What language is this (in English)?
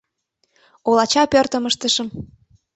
Mari